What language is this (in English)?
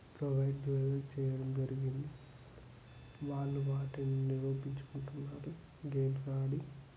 Telugu